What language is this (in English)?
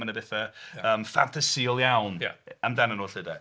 Welsh